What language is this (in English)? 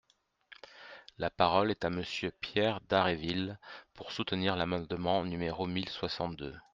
French